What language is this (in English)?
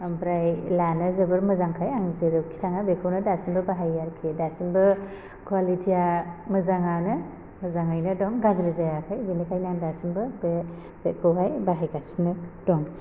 Bodo